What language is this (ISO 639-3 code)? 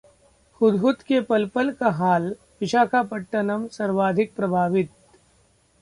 hin